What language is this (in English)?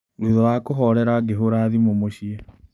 Kikuyu